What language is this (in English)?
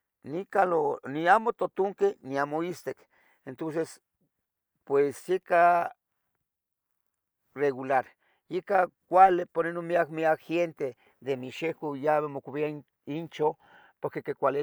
Tetelcingo Nahuatl